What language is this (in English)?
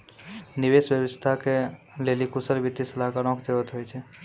Maithili